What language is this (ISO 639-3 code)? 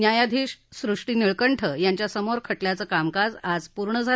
mar